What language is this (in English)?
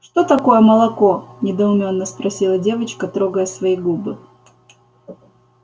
Russian